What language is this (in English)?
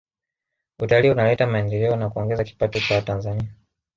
Swahili